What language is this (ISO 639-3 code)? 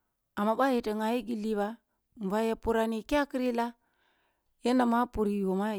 bbu